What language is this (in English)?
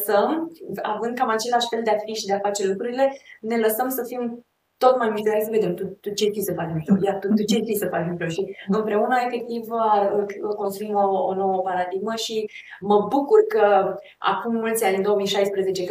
Romanian